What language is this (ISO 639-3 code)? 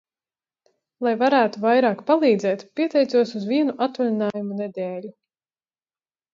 lav